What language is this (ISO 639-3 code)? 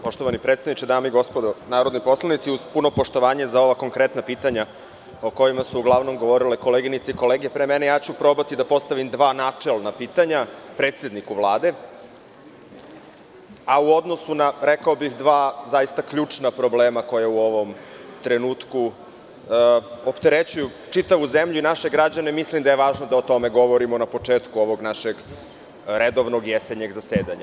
srp